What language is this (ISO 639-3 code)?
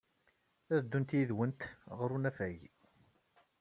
kab